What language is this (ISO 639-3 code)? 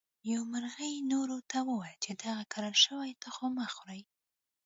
pus